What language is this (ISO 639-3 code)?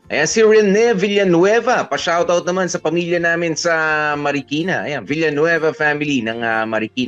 fil